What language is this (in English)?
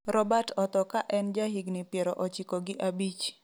Luo (Kenya and Tanzania)